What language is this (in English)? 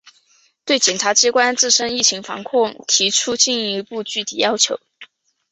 Chinese